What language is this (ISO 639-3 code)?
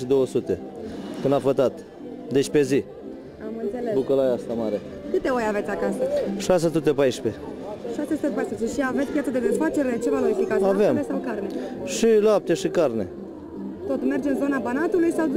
ron